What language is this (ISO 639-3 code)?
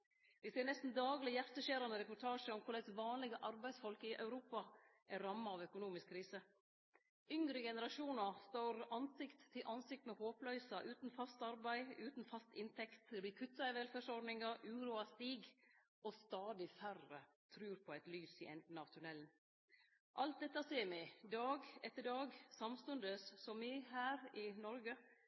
nno